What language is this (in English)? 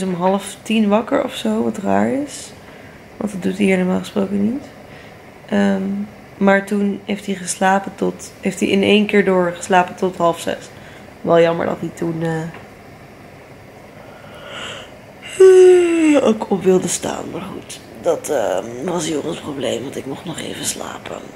Dutch